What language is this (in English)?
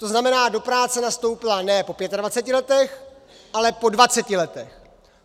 Czech